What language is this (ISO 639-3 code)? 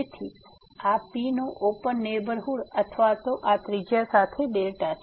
guj